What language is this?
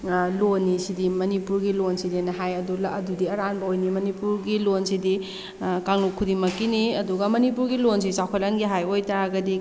Manipuri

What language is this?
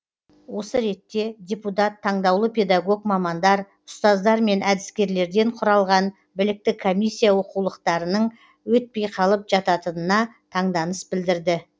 Kazakh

